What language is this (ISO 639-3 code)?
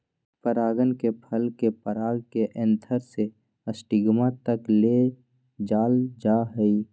mag